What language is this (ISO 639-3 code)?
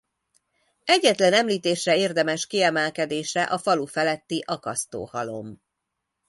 hun